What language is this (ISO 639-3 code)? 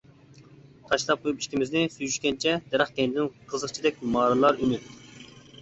uig